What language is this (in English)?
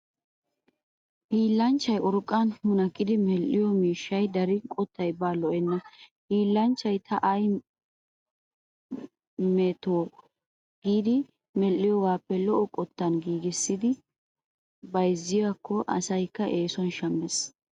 Wolaytta